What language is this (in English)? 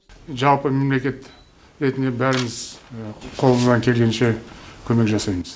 Kazakh